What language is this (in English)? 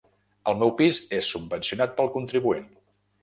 Catalan